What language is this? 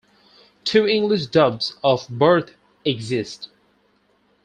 English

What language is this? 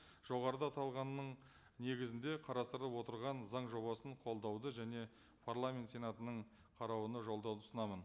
Kazakh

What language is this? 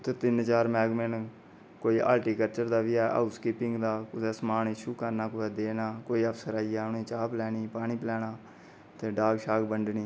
Dogri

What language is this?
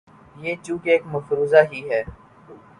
Urdu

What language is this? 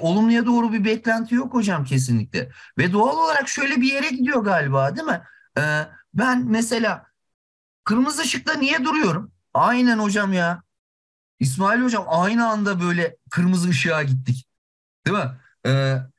Turkish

